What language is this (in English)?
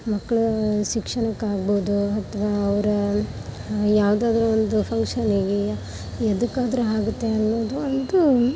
Kannada